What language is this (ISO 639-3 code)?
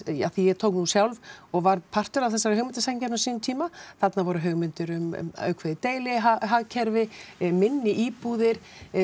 isl